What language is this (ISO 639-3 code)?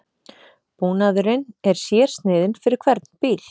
isl